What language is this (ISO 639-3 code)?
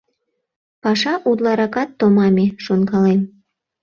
chm